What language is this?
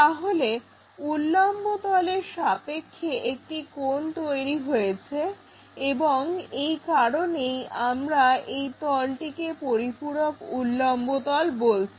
Bangla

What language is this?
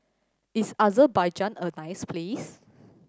English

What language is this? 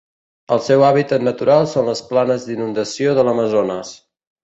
Catalan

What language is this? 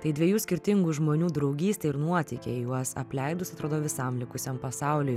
Lithuanian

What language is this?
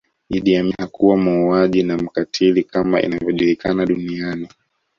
Swahili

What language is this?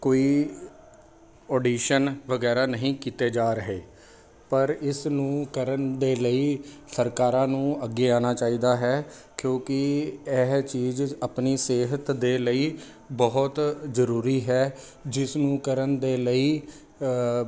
Punjabi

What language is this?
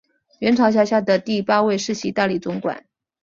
Chinese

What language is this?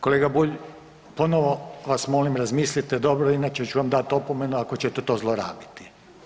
Croatian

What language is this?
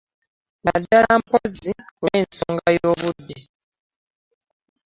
Ganda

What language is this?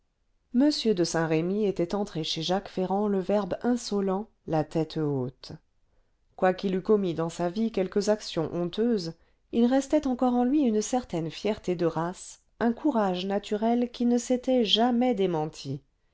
French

